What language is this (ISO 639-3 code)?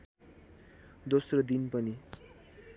nep